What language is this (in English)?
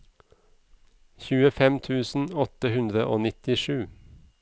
Norwegian